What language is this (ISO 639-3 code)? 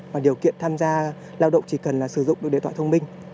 vie